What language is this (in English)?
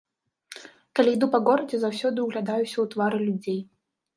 Belarusian